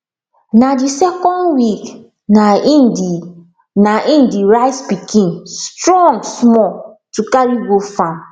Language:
Nigerian Pidgin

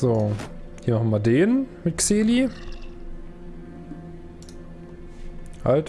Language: German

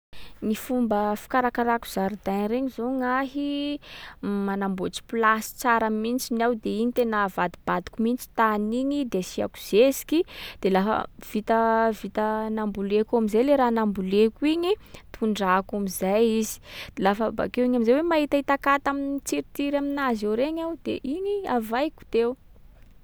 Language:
Sakalava Malagasy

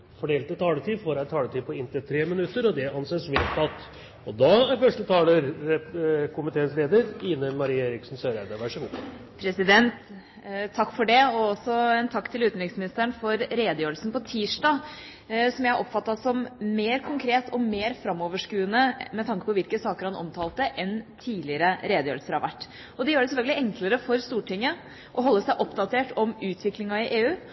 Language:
Norwegian Bokmål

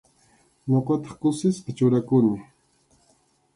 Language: Arequipa-La Unión Quechua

